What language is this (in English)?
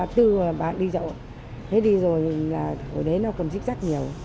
Vietnamese